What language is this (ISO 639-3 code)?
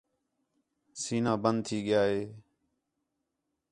xhe